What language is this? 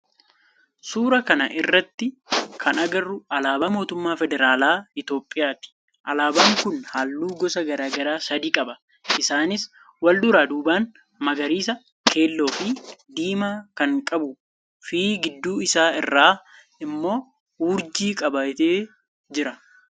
Oromo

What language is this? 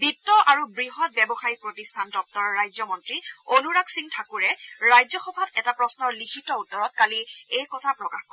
Assamese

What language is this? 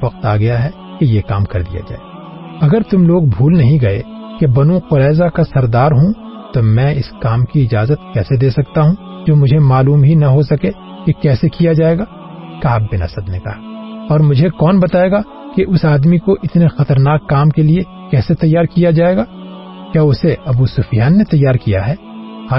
Urdu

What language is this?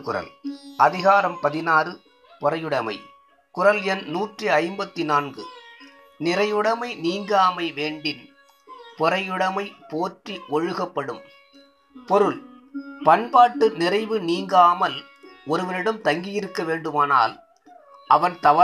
Tamil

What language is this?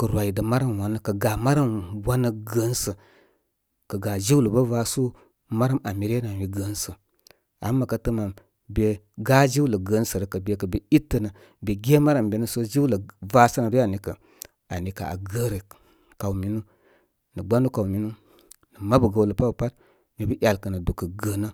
Koma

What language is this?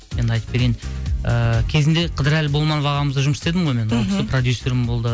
Kazakh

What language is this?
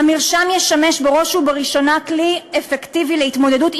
Hebrew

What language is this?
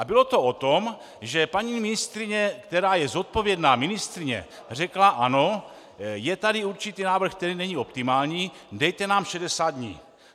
Czech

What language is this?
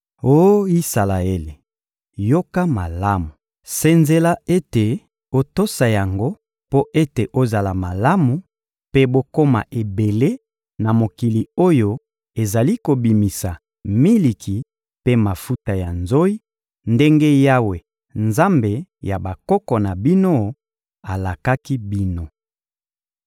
Lingala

